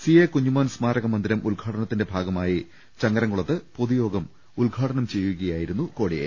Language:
Malayalam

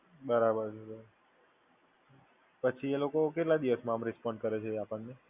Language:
Gujarati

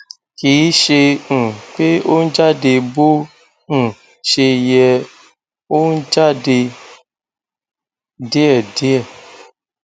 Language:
Yoruba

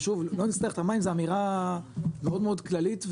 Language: Hebrew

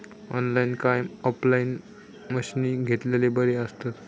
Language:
Marathi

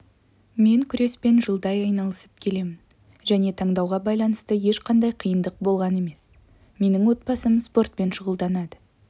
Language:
Kazakh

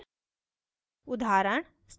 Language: Hindi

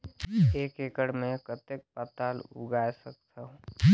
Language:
Chhattisgarhi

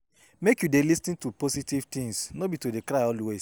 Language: Nigerian Pidgin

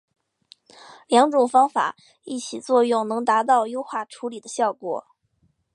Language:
Chinese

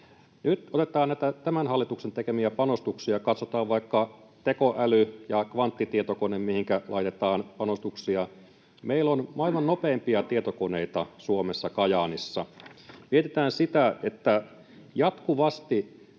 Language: Finnish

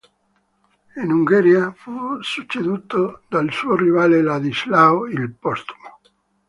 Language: Italian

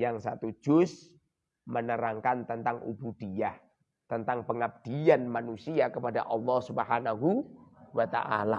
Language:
Indonesian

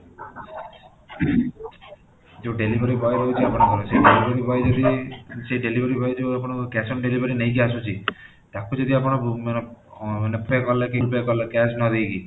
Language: Odia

